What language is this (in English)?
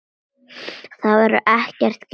Icelandic